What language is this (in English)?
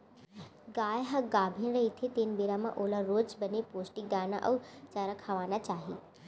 Chhattisgarhi